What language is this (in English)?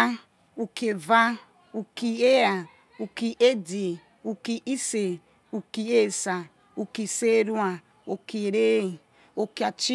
Yekhee